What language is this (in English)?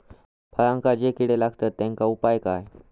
Marathi